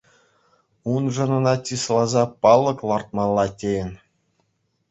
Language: Chuvash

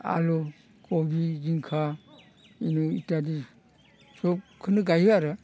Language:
Bodo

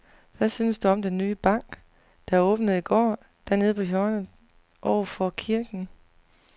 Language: Danish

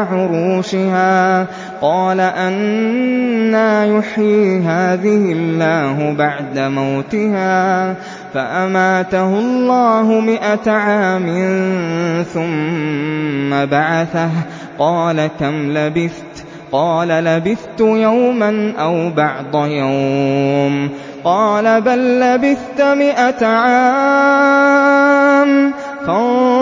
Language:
Arabic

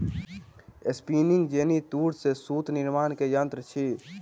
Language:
Maithili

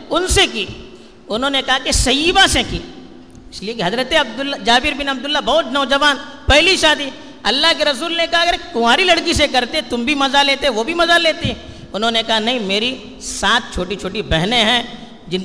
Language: Urdu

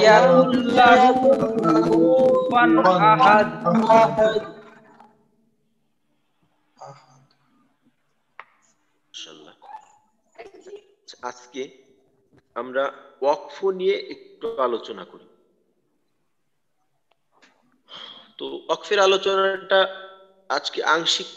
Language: Arabic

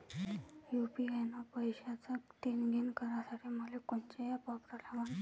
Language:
Marathi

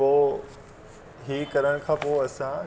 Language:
Sindhi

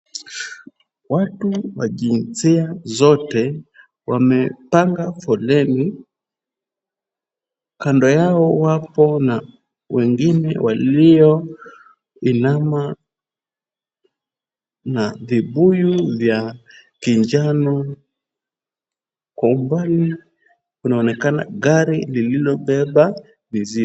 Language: Swahili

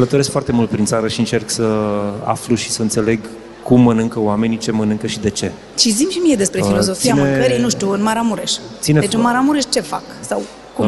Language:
Romanian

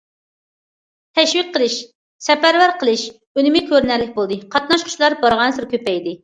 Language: Uyghur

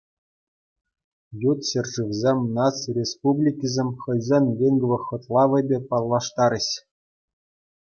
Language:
Chuvash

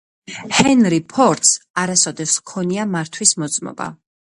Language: Georgian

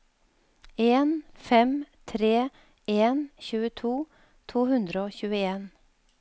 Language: Norwegian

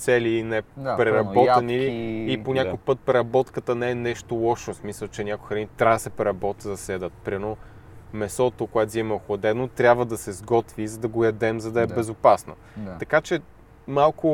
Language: Bulgarian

